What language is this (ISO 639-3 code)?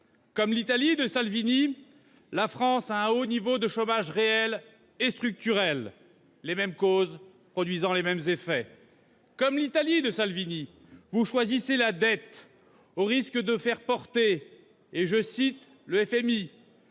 fra